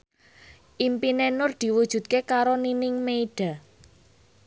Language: Javanese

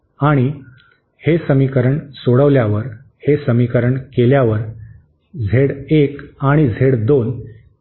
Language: Marathi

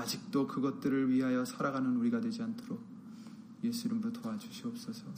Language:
Korean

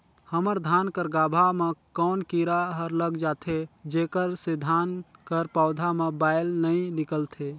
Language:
Chhattisgarhi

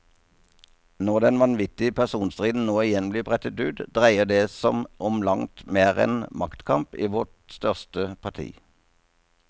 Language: Norwegian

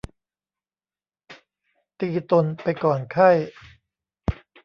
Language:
Thai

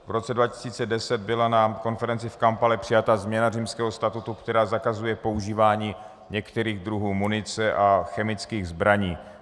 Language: Czech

